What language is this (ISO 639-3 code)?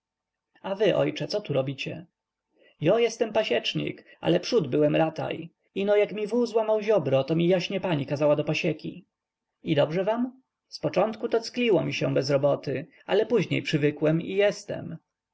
pol